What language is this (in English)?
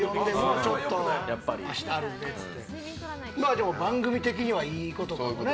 Japanese